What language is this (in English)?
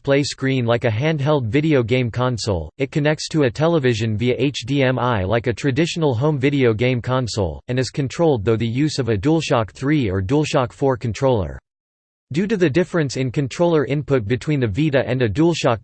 English